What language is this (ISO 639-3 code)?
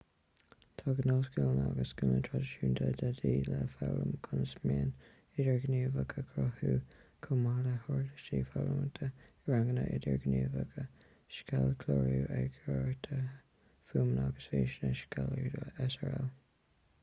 gle